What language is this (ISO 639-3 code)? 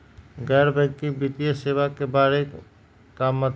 mag